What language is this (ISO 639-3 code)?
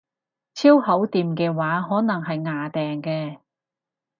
yue